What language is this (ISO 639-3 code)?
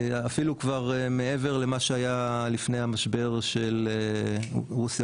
heb